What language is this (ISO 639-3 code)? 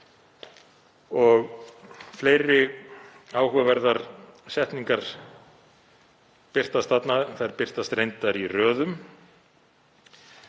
isl